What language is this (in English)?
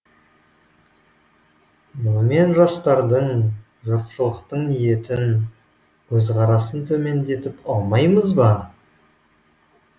Kazakh